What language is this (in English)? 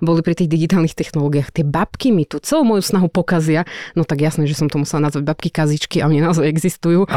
Slovak